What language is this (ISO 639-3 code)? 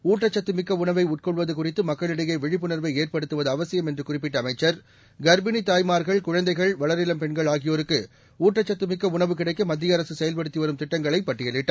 tam